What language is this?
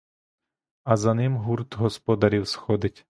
Ukrainian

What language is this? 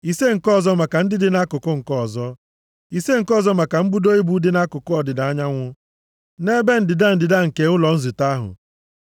Igbo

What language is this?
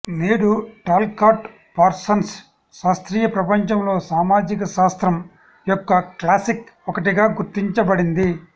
Telugu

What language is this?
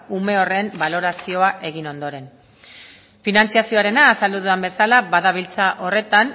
Basque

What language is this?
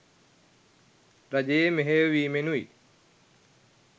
Sinhala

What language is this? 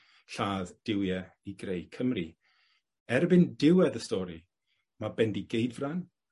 Welsh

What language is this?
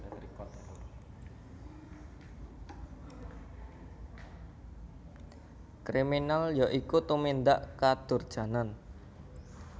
Javanese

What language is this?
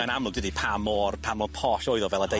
Welsh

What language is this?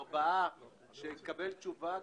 Hebrew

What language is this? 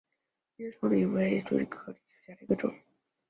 Chinese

